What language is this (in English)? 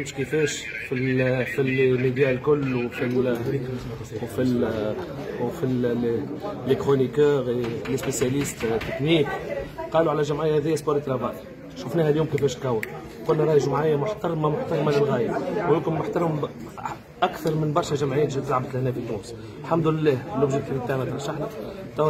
Arabic